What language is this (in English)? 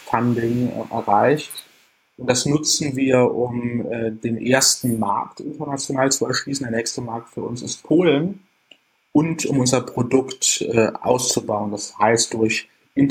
German